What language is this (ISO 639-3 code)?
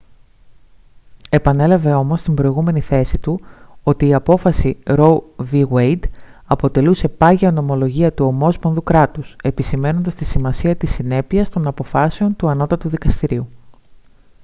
ell